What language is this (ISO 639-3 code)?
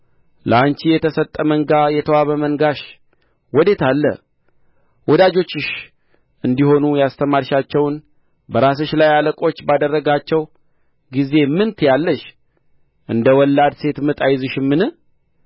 amh